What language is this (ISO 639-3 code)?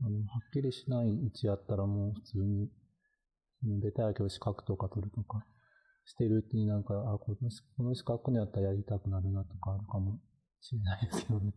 jpn